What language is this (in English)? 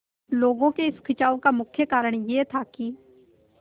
Hindi